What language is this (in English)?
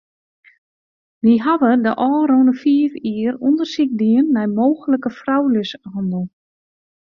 Western Frisian